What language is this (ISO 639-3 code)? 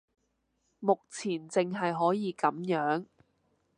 yue